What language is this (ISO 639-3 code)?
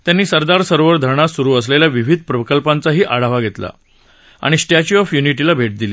mar